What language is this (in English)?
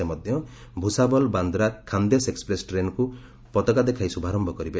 Odia